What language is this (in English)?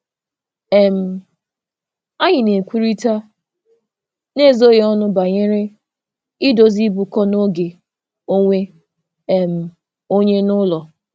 Igbo